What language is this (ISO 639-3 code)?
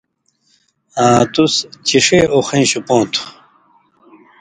mvy